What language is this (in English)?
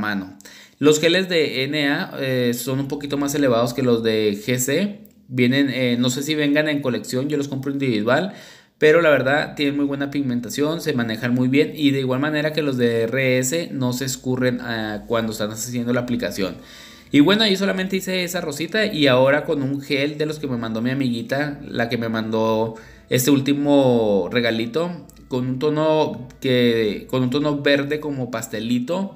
Spanish